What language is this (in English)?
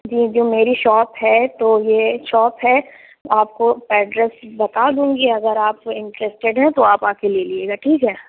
Urdu